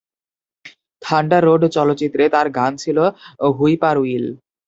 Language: Bangla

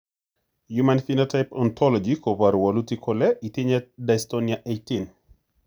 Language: Kalenjin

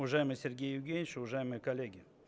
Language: Russian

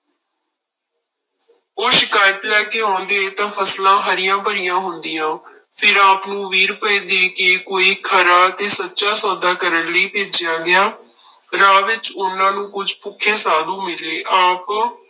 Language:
Punjabi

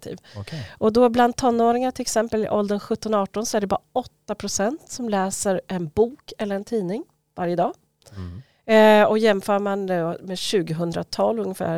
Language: Swedish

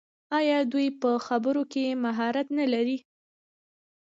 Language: Pashto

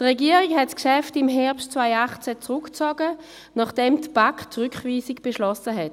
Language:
Swiss German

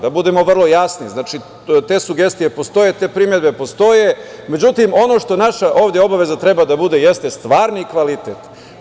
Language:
Serbian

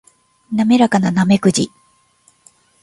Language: Japanese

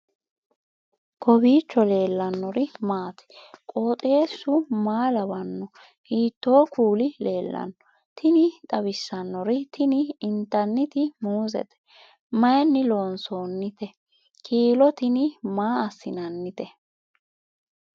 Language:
Sidamo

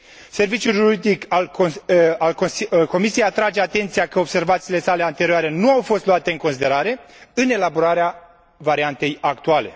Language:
Romanian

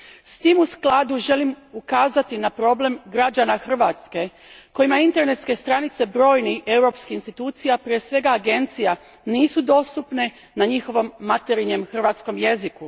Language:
Croatian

